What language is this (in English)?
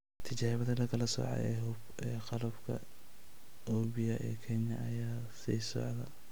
Somali